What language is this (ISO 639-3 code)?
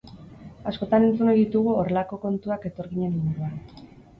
eus